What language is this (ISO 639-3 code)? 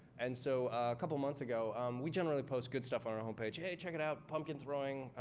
eng